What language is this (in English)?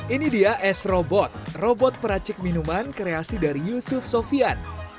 Indonesian